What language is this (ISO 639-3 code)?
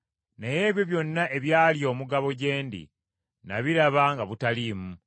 lug